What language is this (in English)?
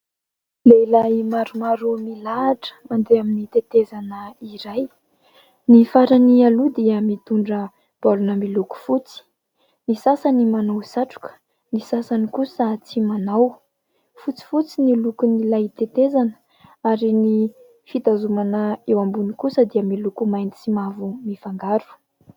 Malagasy